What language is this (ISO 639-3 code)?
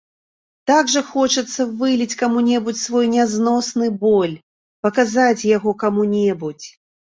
bel